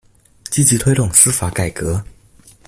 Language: Chinese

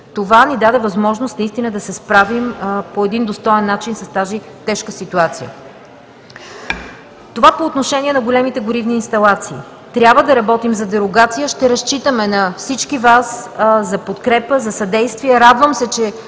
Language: Bulgarian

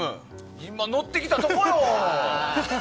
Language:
Japanese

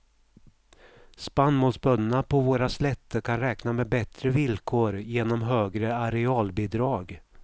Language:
Swedish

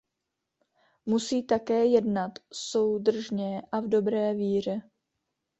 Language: Czech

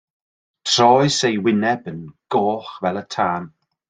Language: Welsh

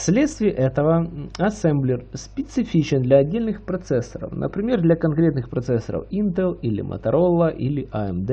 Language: Russian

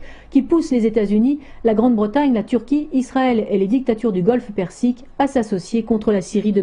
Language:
French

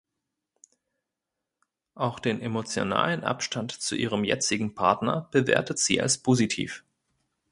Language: German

